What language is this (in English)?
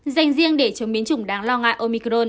Vietnamese